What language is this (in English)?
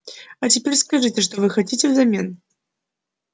Russian